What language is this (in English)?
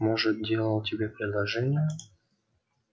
Russian